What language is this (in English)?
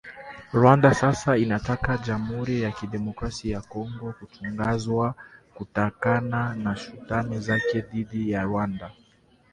Swahili